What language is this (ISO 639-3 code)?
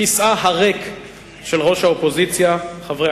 heb